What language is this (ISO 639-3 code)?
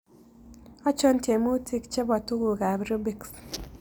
kln